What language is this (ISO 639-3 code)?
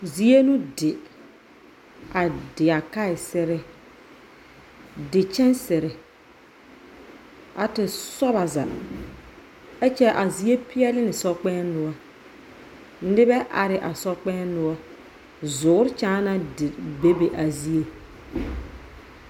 dga